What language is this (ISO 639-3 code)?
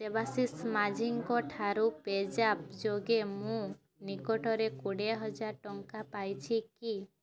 ori